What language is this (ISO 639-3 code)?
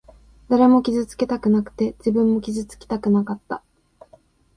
jpn